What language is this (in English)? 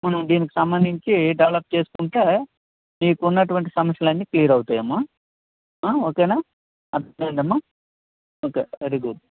Telugu